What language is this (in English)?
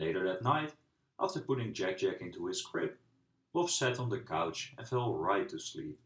English